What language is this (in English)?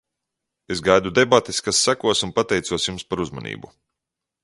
Latvian